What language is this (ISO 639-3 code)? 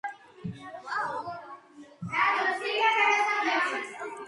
kat